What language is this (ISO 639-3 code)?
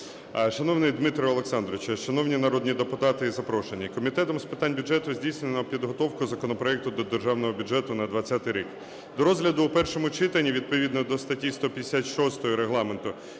ukr